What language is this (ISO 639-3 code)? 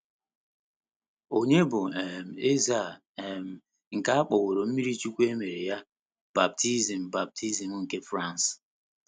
ibo